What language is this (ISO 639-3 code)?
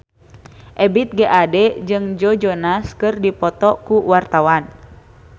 sun